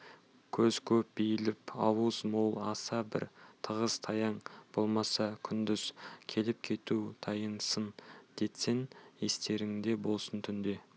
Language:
Kazakh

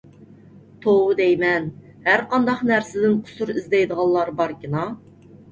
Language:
Uyghur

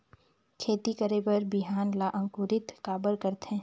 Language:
Chhattisgarhi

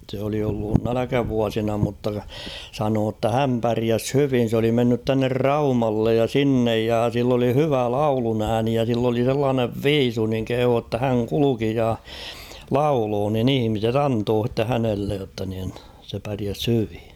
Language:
Finnish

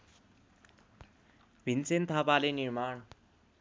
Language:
Nepali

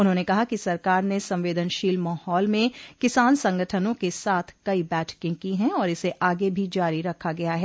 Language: Hindi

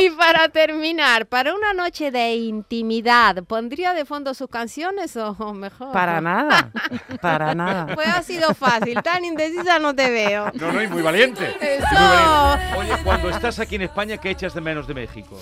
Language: Spanish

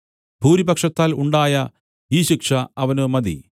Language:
Malayalam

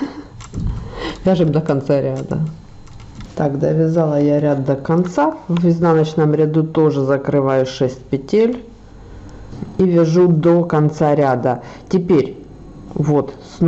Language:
Russian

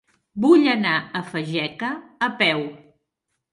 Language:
Catalan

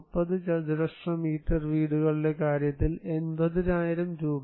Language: Malayalam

